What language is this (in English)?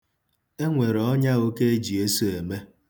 Igbo